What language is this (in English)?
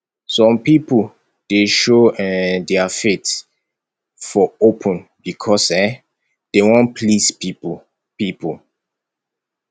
Nigerian Pidgin